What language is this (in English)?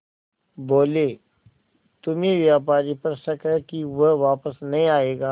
Hindi